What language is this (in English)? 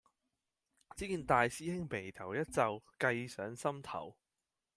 Cantonese